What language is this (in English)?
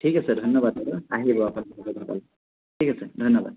Assamese